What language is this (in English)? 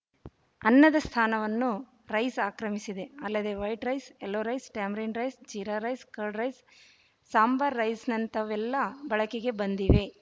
Kannada